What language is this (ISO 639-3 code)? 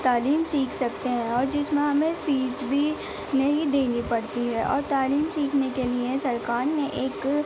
urd